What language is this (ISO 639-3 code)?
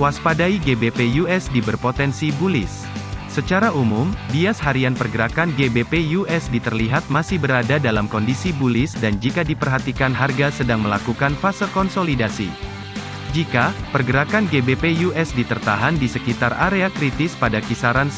ind